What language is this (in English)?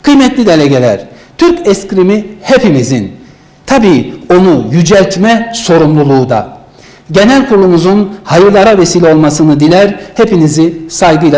Turkish